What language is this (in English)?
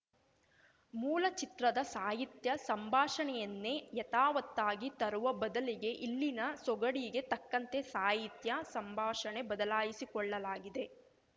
Kannada